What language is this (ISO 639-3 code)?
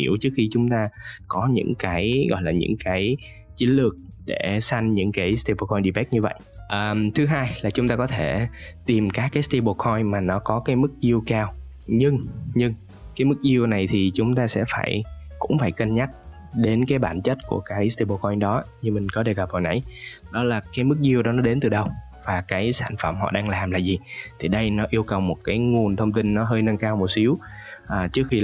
vie